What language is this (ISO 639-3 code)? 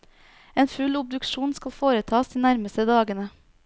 nor